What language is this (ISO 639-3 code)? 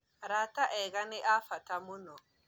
kik